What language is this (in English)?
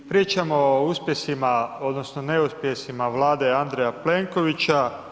Croatian